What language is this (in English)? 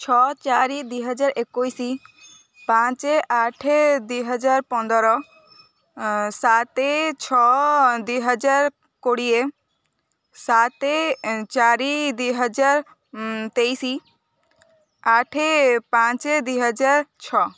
Odia